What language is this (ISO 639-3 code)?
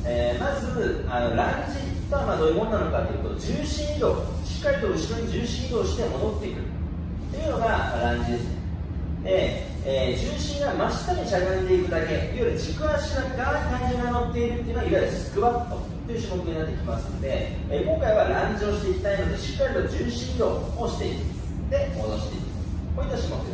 jpn